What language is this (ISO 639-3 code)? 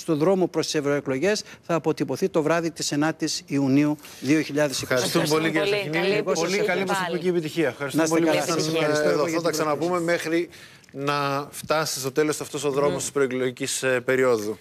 ell